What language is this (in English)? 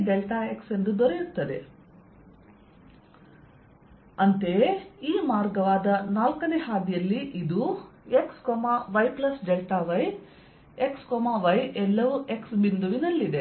Kannada